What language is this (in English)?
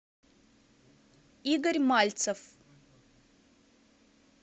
Russian